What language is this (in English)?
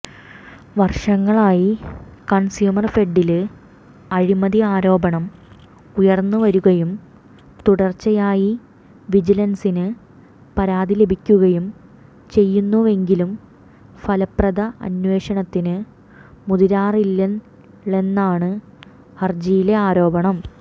Malayalam